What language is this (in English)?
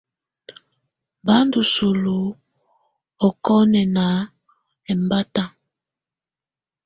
Tunen